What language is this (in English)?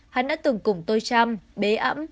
Vietnamese